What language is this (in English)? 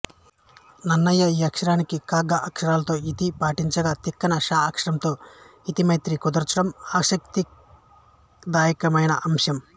Telugu